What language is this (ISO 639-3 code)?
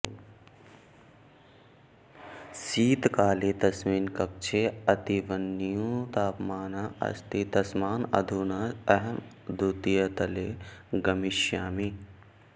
san